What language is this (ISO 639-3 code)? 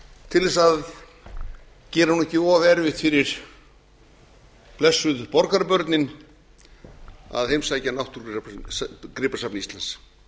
isl